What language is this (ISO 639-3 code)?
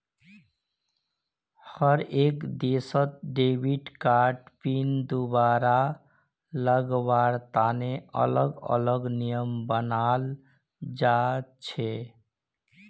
mag